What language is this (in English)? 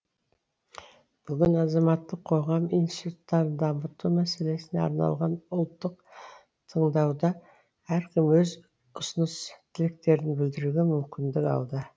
Kazakh